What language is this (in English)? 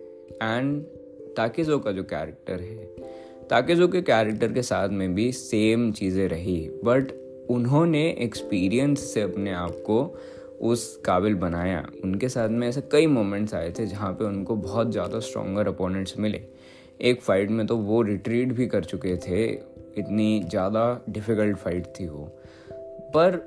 Hindi